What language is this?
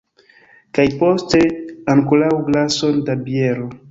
Esperanto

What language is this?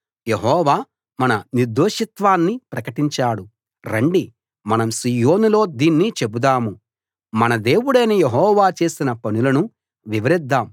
Telugu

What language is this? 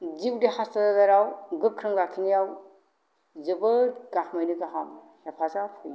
Bodo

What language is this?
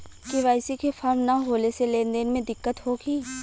Bhojpuri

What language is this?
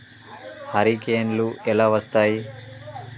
Telugu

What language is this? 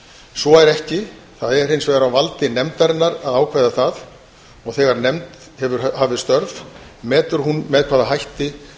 Icelandic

